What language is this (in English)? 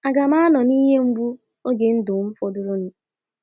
Igbo